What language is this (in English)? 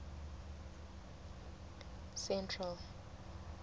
Southern Sotho